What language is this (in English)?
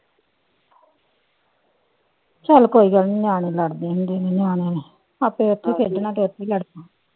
Punjabi